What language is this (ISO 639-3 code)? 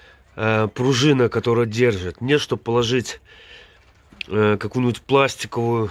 rus